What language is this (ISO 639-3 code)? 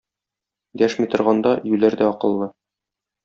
tat